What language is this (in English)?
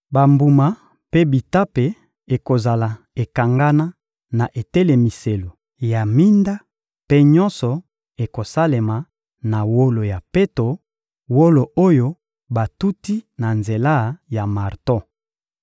Lingala